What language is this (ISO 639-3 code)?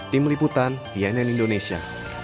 ind